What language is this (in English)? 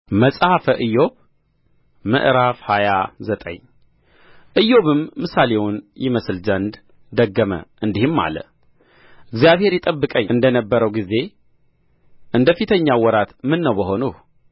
Amharic